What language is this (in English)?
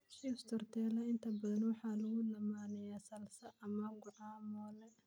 Somali